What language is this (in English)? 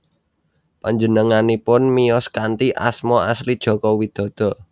Javanese